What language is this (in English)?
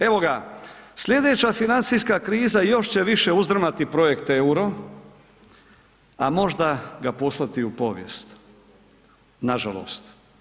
Croatian